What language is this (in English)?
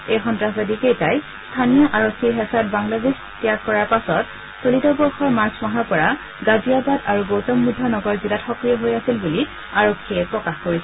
Assamese